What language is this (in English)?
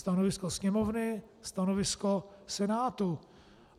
Czech